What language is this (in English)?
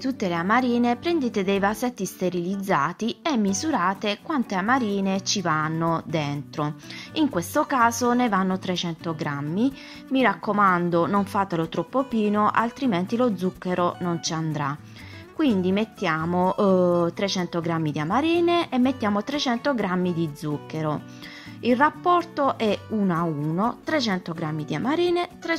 Italian